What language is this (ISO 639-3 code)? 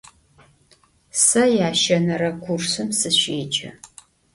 ady